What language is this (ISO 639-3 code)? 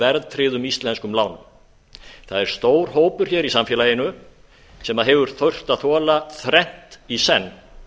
isl